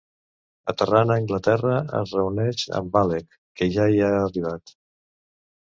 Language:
Catalan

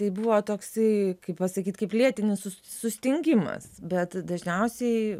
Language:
Lithuanian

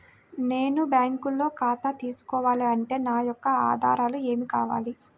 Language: Telugu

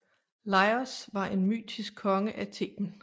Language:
Danish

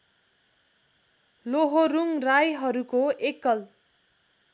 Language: Nepali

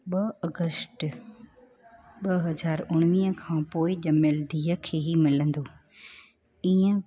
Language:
Sindhi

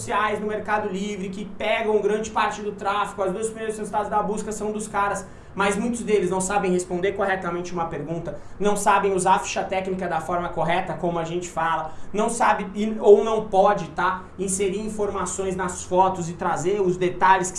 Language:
Portuguese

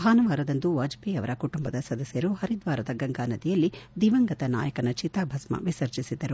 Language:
Kannada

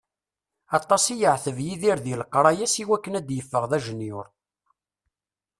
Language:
Kabyle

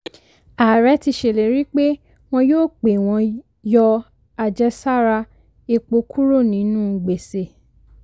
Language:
Yoruba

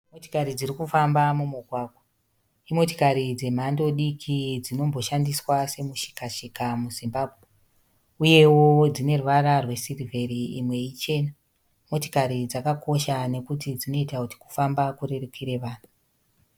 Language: Shona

